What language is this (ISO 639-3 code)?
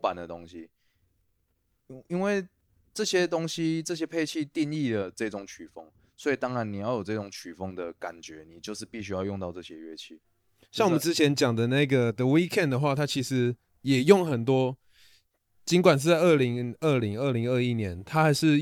zho